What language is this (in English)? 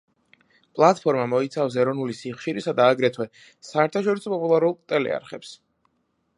Georgian